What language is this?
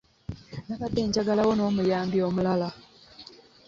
Ganda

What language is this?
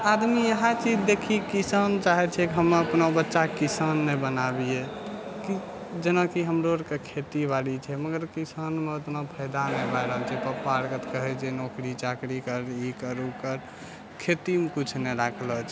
Maithili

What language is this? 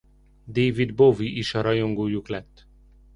Hungarian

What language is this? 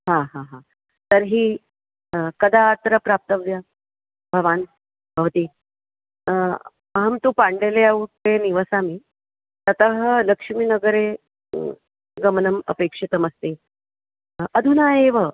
Sanskrit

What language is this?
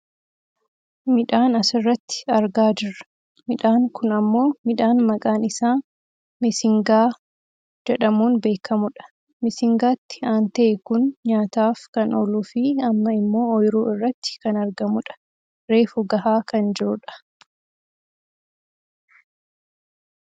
Oromo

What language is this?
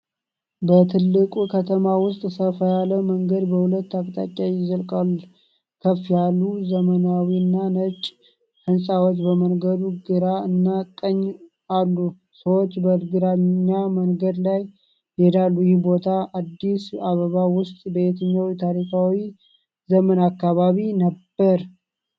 Amharic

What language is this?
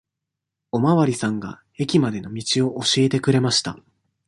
Japanese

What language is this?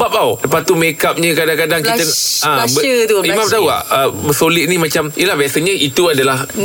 Malay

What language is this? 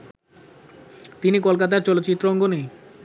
Bangla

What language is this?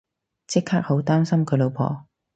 Cantonese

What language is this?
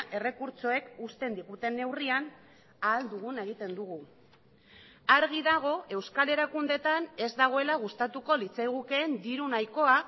Basque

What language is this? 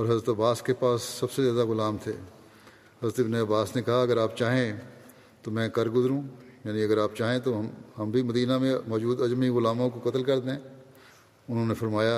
Urdu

